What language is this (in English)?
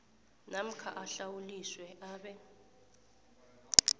South Ndebele